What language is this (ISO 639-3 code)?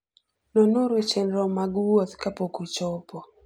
luo